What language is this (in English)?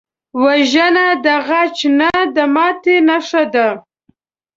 Pashto